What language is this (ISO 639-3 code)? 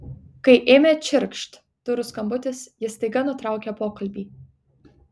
lit